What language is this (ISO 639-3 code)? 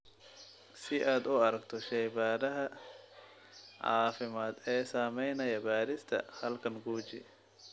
som